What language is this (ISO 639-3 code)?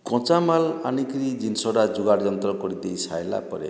ori